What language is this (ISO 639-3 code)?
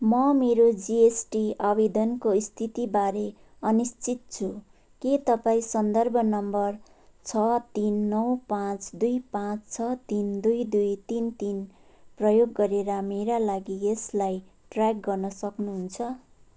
nep